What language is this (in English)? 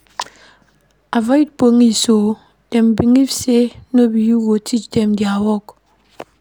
Nigerian Pidgin